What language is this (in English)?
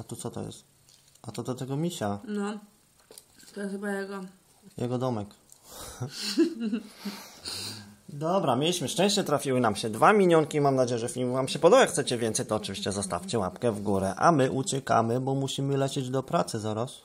Polish